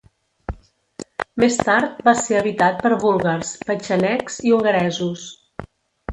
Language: Catalan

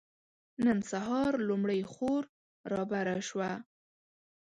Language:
Pashto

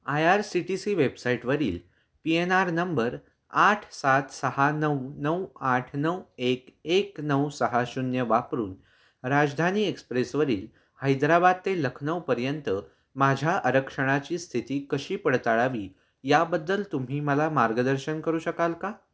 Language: Marathi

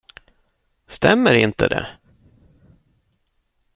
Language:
Swedish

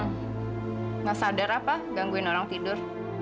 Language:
Indonesian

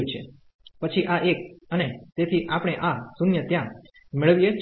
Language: Gujarati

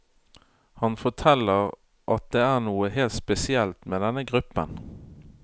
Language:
Norwegian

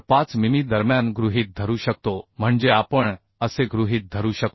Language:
Marathi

